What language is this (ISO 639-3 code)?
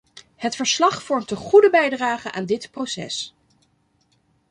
nld